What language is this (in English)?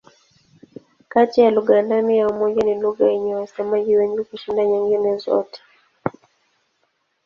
Swahili